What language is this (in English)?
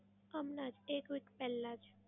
Gujarati